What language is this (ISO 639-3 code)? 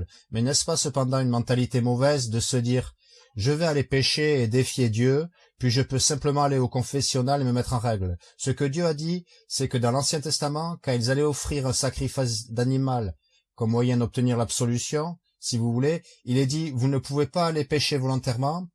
fra